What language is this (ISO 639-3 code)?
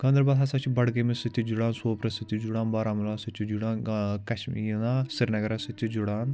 kas